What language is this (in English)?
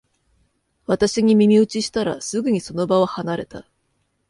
Japanese